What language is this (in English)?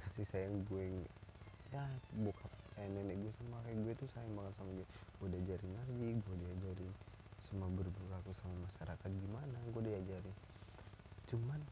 Indonesian